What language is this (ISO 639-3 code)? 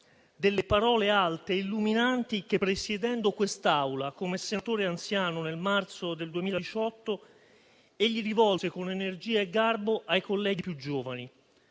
ita